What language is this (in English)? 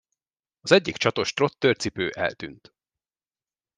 Hungarian